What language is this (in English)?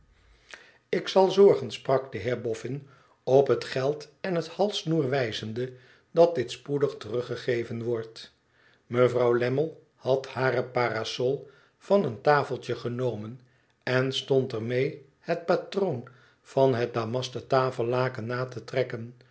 Dutch